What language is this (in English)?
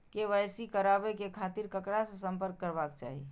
Maithili